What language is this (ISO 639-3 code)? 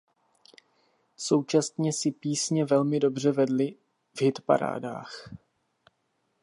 ces